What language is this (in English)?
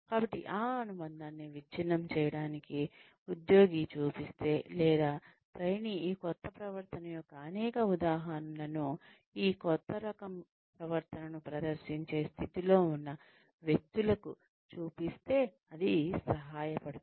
Telugu